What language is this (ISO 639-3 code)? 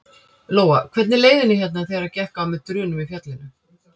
isl